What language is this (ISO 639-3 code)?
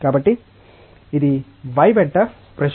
tel